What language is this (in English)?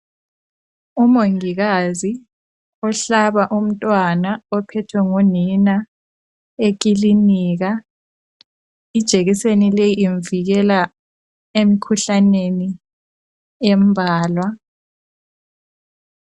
North Ndebele